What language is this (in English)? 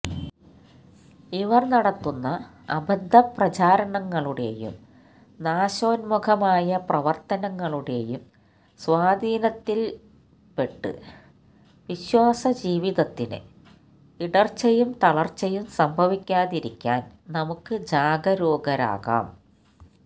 Malayalam